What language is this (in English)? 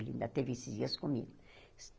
Portuguese